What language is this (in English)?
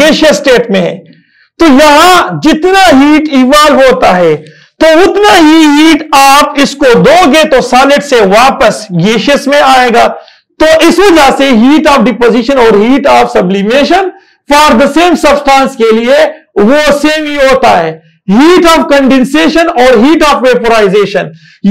Turkish